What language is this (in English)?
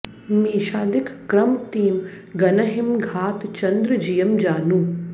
Sanskrit